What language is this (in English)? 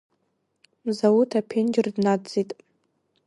Abkhazian